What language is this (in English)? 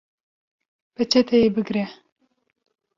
Kurdish